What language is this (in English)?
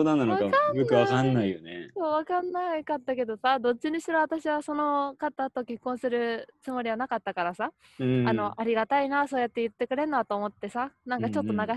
Japanese